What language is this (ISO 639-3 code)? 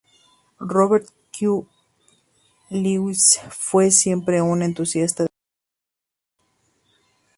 spa